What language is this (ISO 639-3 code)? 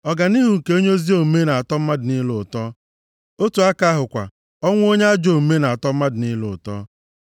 ibo